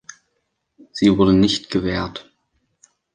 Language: German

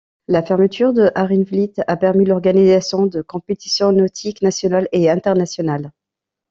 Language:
French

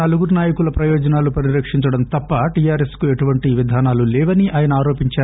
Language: Telugu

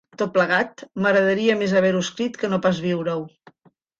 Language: Catalan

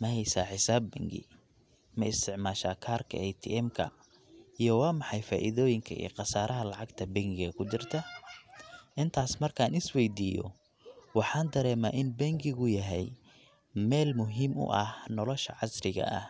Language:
Somali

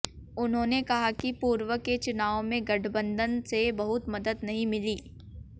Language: Hindi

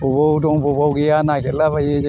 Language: Bodo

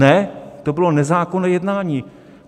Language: Czech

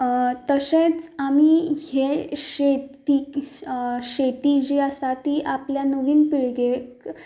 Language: Konkani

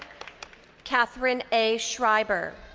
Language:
English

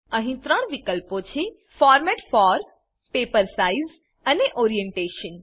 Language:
Gujarati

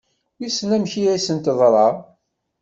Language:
Kabyle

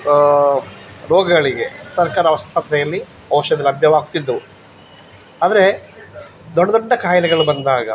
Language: Kannada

